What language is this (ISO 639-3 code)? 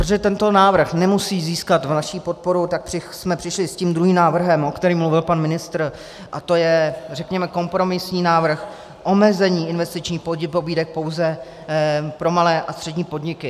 ces